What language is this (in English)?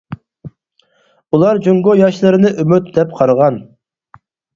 Uyghur